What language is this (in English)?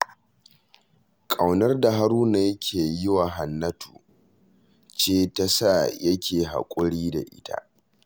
Hausa